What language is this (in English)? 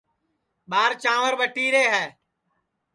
Sansi